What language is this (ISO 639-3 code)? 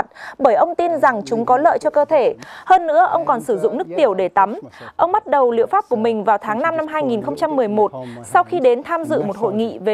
vie